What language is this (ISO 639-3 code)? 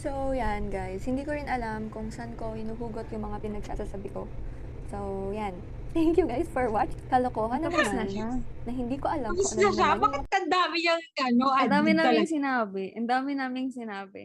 fil